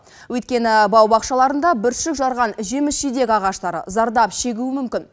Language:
Kazakh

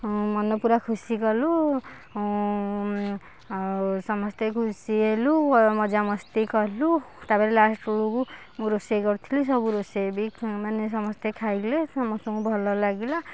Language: Odia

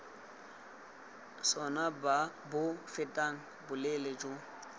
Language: Tswana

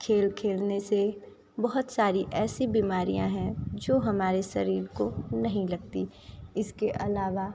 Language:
Hindi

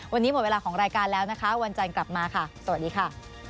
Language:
Thai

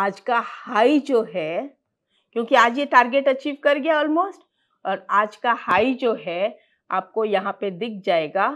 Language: Hindi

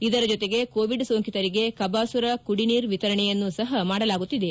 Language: Kannada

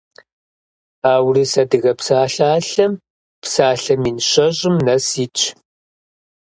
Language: Kabardian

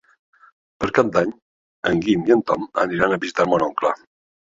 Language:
Catalan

